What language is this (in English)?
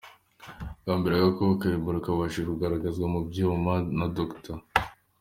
Kinyarwanda